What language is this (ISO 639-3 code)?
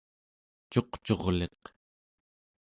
esu